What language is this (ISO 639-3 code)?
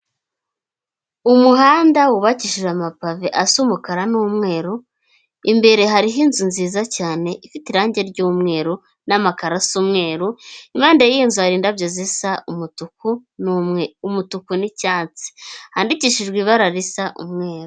kin